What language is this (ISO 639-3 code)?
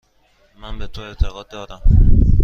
fas